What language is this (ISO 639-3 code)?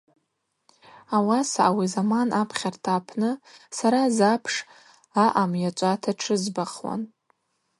abq